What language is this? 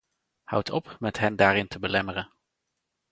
Dutch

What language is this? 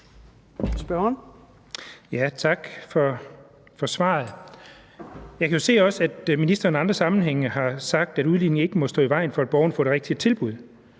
Danish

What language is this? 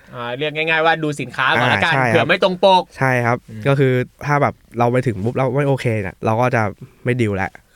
Thai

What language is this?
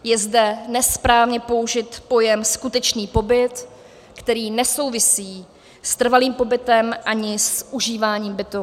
Czech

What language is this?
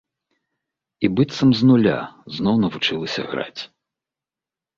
Belarusian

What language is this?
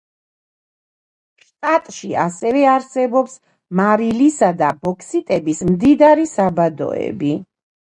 Georgian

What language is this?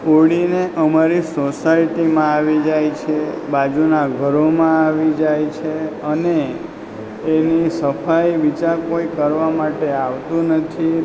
Gujarati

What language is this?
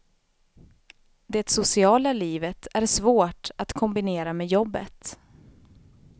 Swedish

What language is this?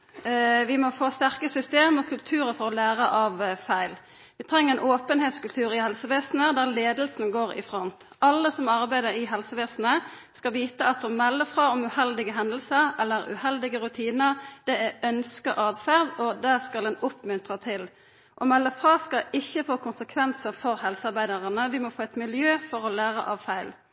Norwegian Nynorsk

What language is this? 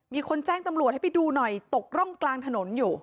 Thai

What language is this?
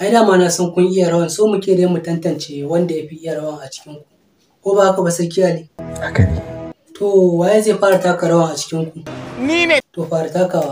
Romanian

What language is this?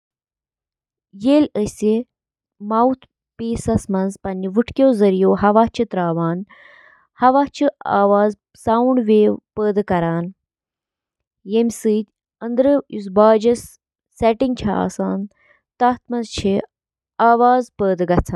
Kashmiri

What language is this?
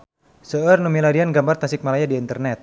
Sundanese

